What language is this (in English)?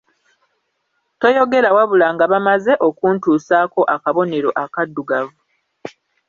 Ganda